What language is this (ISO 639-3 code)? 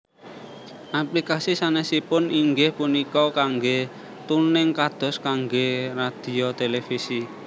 jav